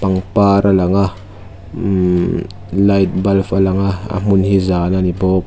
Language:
Mizo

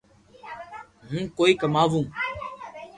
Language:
Loarki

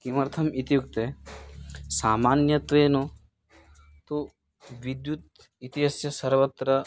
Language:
Sanskrit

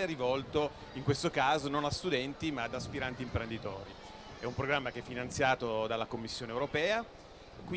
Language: Italian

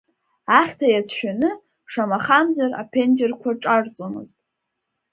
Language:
Abkhazian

